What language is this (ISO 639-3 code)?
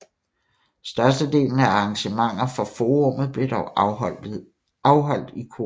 dan